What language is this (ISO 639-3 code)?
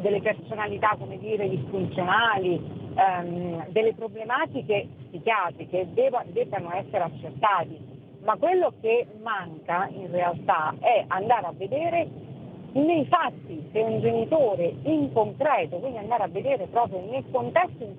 ita